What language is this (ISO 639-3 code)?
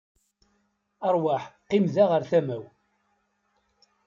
kab